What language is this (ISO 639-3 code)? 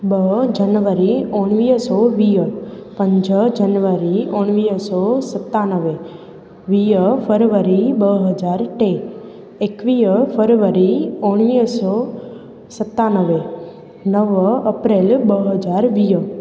snd